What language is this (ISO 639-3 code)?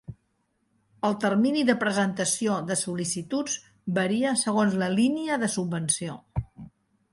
cat